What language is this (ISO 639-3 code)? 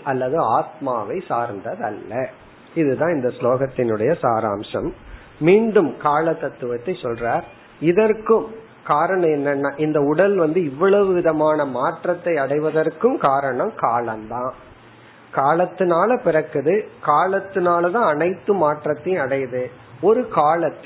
tam